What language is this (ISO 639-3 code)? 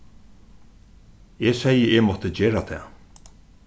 fao